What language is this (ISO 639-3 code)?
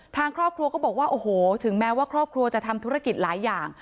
tha